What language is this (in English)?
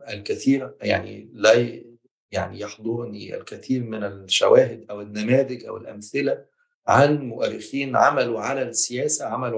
Arabic